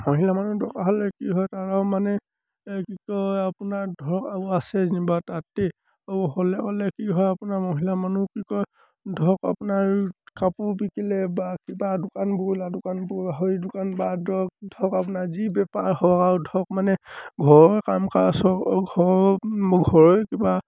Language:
Assamese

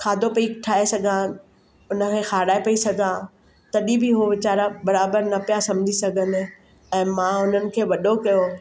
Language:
Sindhi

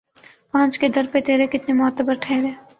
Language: Urdu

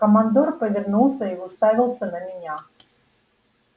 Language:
Russian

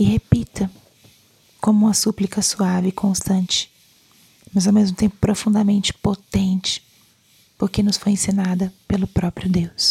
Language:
Portuguese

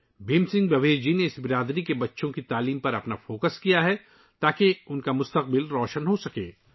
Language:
Urdu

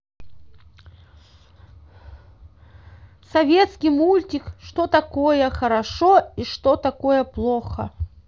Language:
Russian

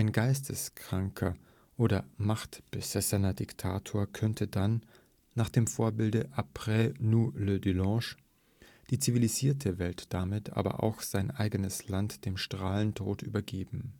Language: German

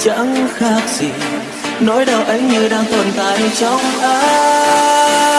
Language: Vietnamese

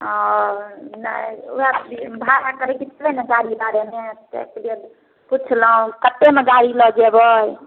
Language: Maithili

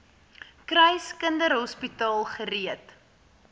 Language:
Afrikaans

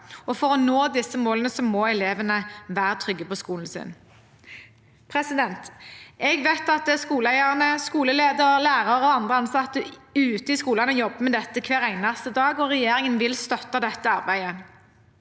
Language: Norwegian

